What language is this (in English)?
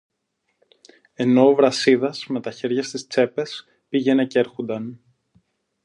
Greek